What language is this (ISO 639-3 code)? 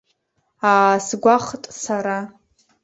abk